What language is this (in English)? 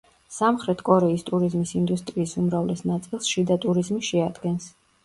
Georgian